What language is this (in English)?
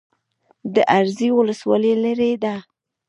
Pashto